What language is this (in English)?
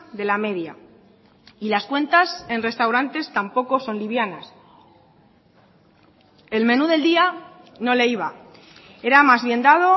Spanish